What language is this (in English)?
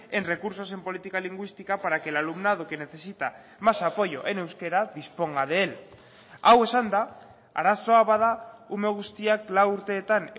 Spanish